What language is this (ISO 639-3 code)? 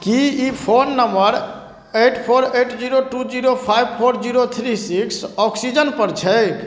mai